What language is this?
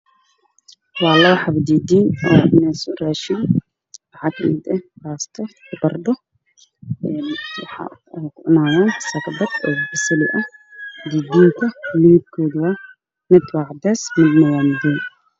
Somali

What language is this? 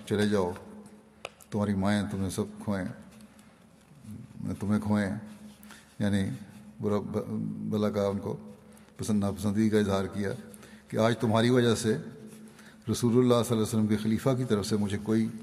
Urdu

